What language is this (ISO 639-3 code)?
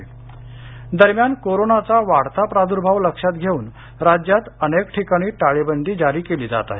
mar